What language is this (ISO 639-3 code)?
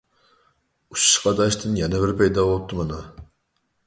uig